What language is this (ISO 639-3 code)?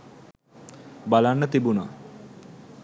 sin